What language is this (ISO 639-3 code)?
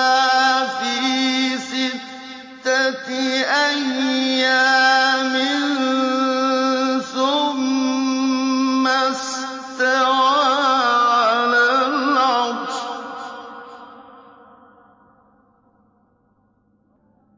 ara